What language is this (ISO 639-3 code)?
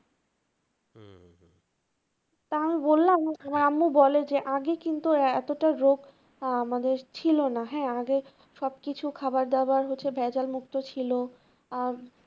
ben